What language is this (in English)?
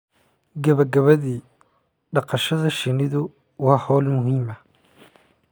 Somali